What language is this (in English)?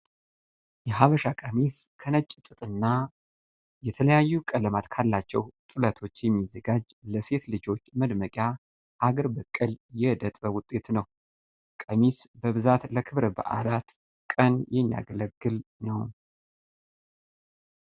Amharic